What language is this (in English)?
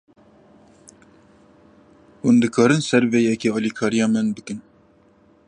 Kurdish